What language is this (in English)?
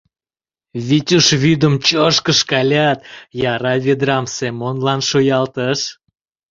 Mari